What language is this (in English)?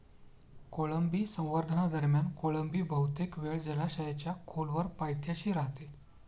Marathi